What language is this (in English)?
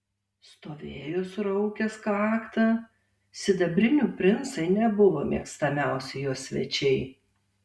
Lithuanian